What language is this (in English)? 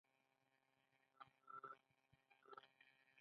Pashto